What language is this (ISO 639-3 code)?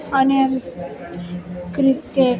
guj